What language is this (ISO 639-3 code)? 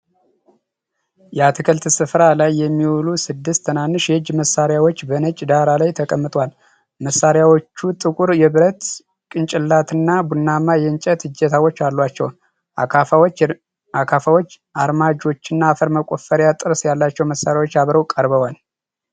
amh